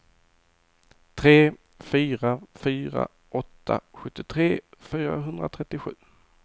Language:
Swedish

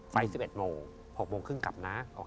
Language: Thai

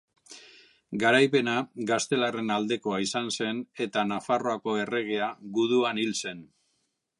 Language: Basque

